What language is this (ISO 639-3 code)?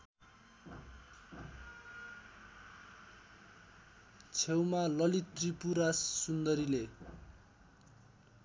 nep